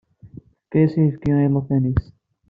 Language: Kabyle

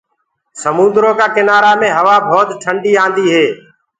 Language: Gurgula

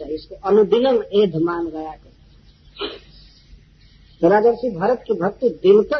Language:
Hindi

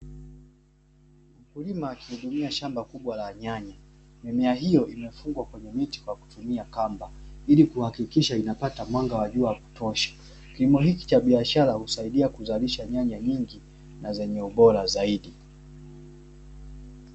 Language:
Swahili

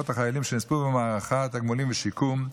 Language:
Hebrew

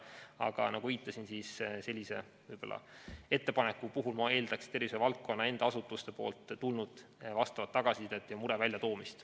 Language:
Estonian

